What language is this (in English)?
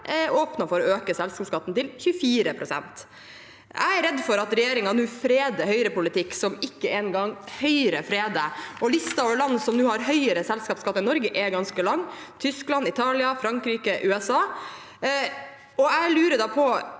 Norwegian